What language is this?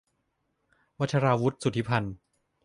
Thai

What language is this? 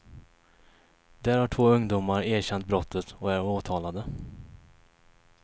Swedish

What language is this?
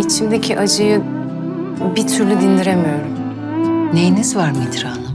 Turkish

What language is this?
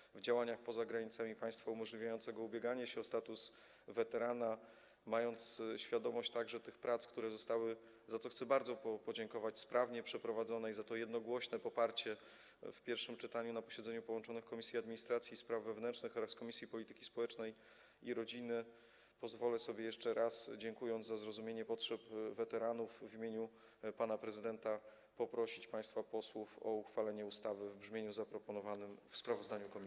Polish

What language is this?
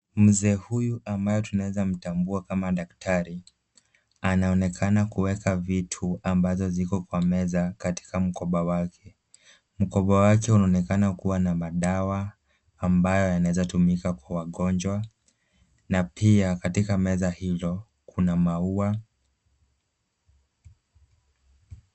Swahili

